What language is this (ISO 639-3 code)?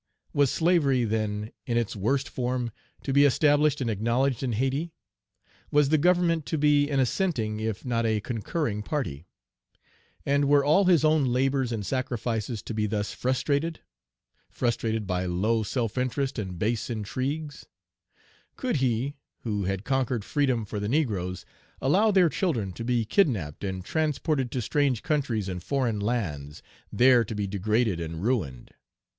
eng